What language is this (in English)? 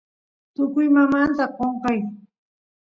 Santiago del Estero Quichua